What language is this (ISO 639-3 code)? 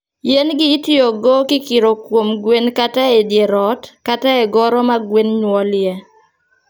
luo